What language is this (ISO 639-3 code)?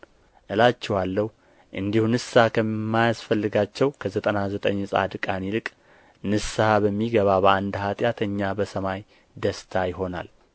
amh